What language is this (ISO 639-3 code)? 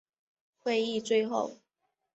zho